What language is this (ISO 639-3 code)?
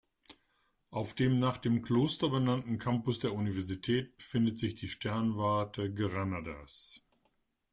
deu